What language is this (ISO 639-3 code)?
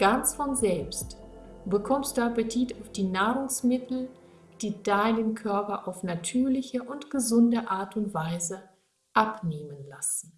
deu